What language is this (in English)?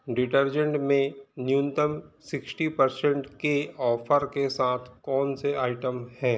Hindi